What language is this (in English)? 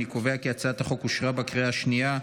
Hebrew